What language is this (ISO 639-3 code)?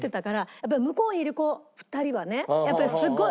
jpn